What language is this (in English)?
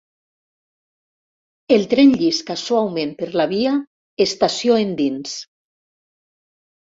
Catalan